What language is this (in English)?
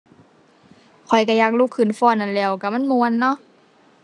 Thai